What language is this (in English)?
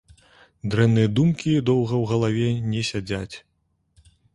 Belarusian